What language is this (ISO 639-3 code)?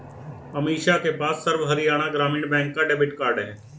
hin